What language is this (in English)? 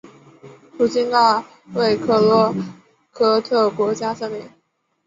Chinese